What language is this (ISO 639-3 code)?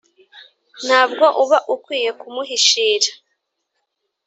kin